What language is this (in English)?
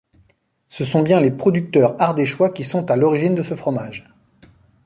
French